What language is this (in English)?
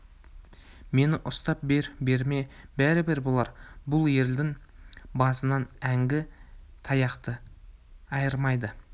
Kazakh